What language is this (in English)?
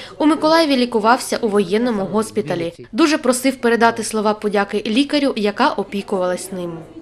Ukrainian